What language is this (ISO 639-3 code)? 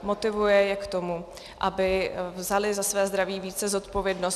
ces